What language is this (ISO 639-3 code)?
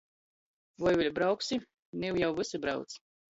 ltg